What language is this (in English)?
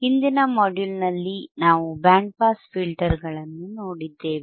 Kannada